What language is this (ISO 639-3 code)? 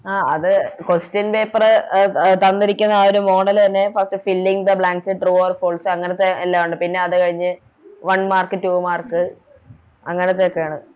mal